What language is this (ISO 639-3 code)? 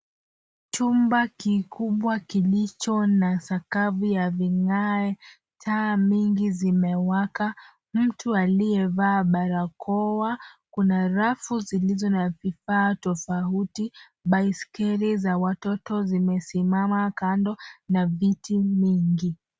swa